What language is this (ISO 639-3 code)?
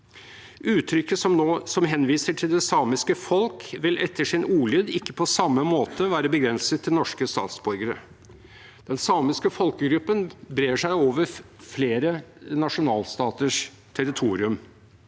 nor